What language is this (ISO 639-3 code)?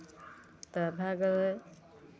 mai